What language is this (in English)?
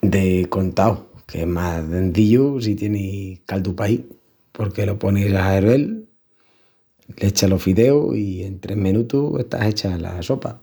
Extremaduran